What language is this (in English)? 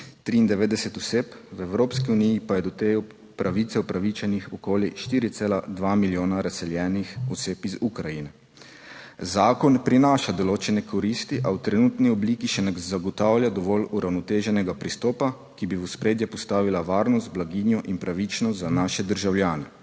Slovenian